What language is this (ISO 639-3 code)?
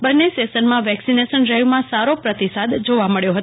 guj